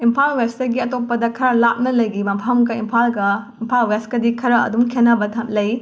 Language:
Manipuri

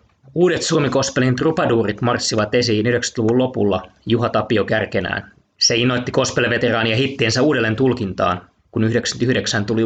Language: Finnish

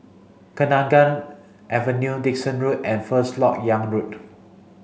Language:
English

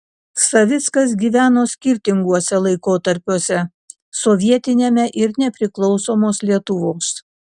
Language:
Lithuanian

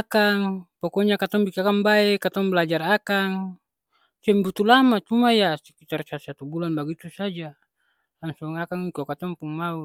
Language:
Ambonese Malay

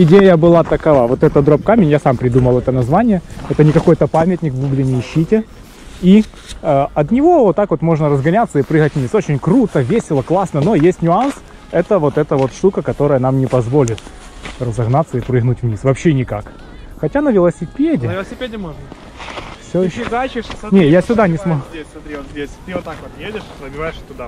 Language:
Russian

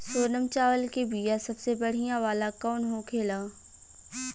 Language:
Bhojpuri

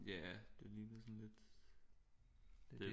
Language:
Danish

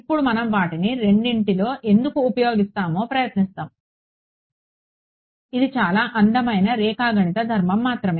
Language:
Telugu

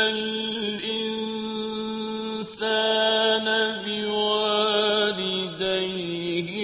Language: Arabic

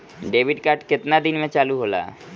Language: Bhojpuri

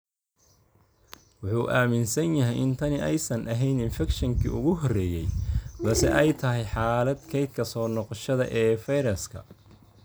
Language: Somali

